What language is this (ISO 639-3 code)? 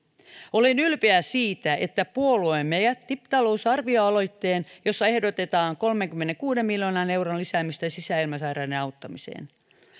fin